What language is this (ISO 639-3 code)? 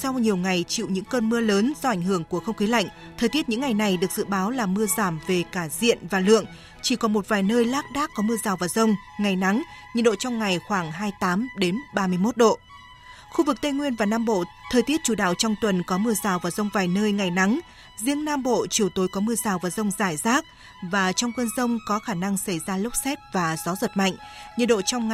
vie